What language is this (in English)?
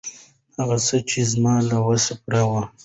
Pashto